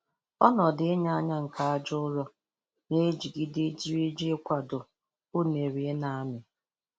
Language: Igbo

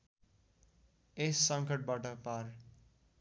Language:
Nepali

